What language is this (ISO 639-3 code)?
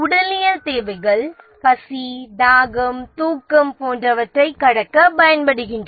tam